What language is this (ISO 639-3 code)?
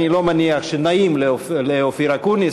heb